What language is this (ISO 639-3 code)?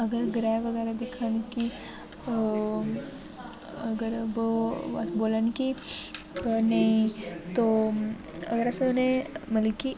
doi